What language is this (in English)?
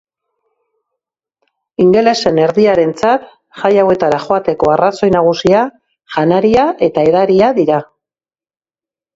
Basque